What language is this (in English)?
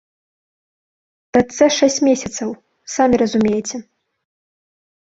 Belarusian